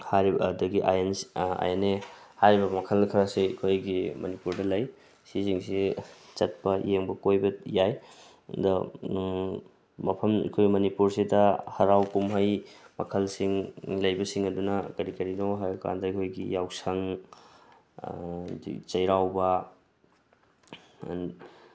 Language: Manipuri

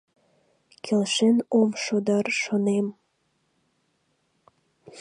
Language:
Mari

